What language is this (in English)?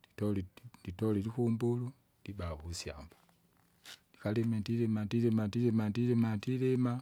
Kinga